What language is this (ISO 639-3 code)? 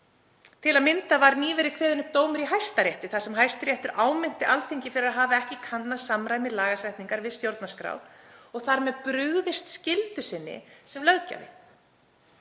isl